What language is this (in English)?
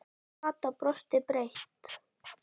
Icelandic